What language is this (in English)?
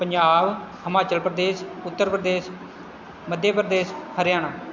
Punjabi